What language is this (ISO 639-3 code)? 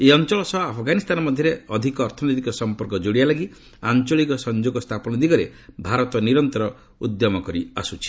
ori